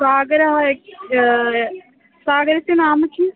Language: Sanskrit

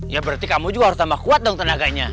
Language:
Indonesian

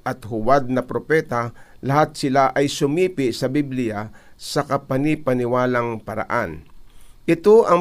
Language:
Filipino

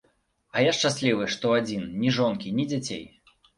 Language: Belarusian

